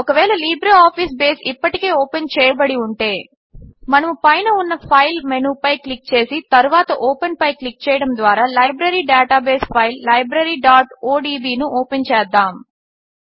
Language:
Telugu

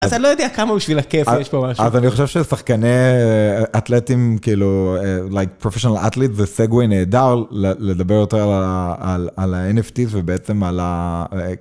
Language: Hebrew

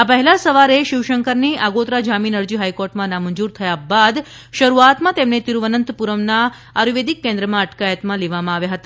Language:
Gujarati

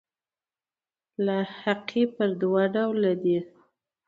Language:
Pashto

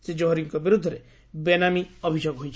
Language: Odia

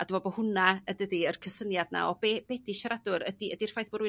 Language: Welsh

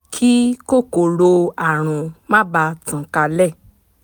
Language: Yoruba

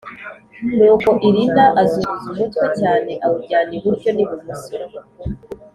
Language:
Kinyarwanda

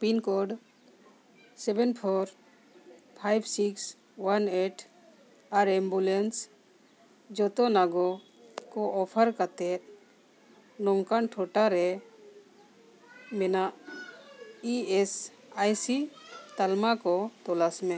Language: Santali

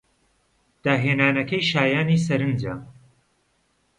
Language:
Central Kurdish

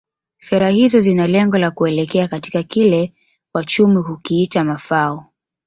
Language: Swahili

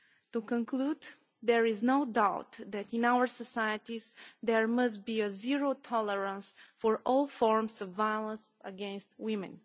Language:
English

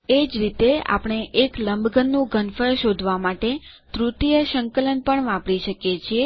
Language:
Gujarati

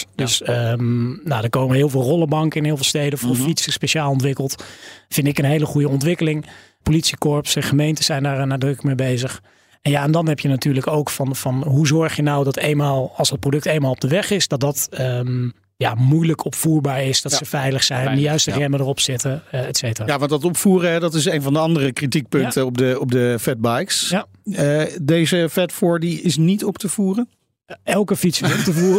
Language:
Dutch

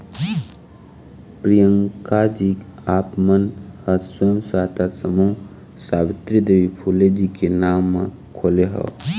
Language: Chhattisgarhi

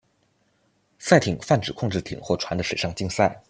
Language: Chinese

